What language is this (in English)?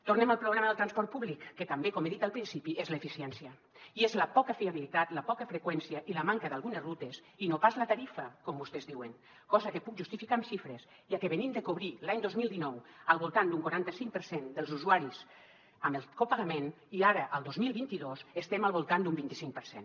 Catalan